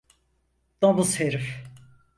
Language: Turkish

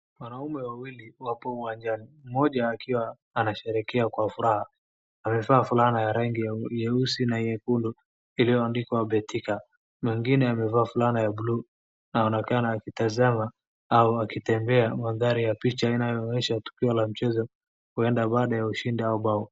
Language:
Swahili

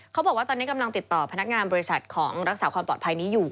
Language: Thai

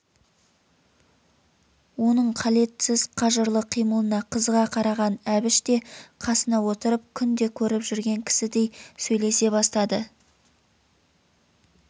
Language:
Kazakh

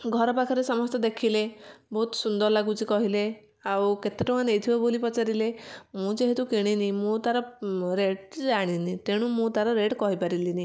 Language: Odia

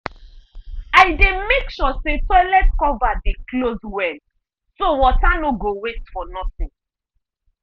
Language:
Nigerian Pidgin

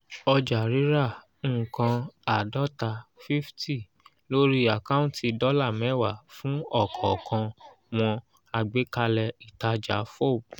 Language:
Yoruba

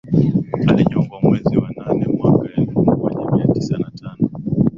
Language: Swahili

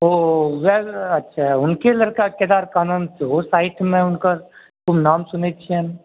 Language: Maithili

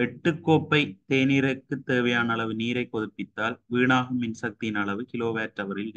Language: Tamil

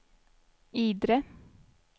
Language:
Swedish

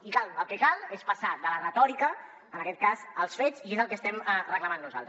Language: Catalan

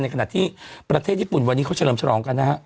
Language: Thai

